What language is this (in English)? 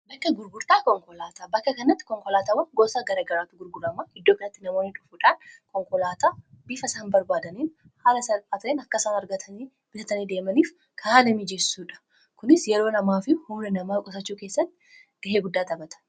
Oromo